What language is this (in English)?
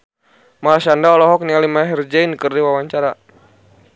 Sundanese